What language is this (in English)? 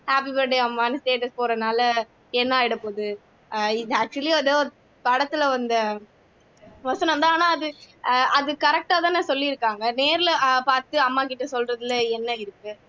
Tamil